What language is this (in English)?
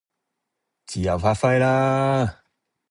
Cantonese